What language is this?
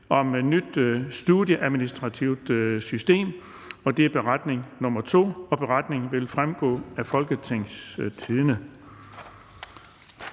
Danish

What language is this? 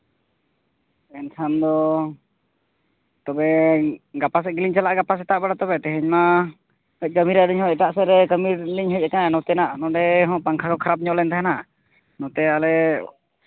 Santali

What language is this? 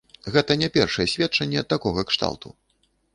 Belarusian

